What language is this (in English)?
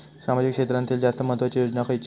Marathi